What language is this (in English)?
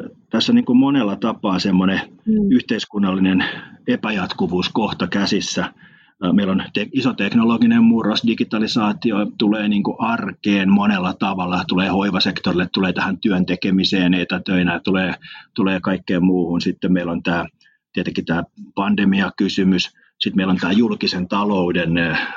Finnish